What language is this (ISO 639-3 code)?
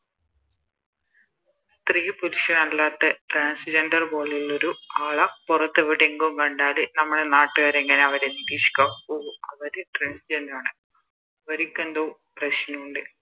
mal